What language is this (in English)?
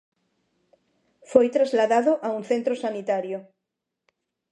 Galician